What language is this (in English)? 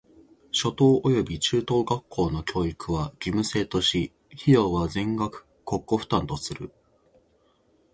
Japanese